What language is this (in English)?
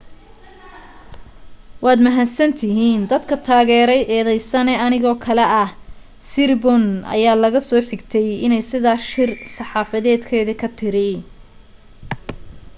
Somali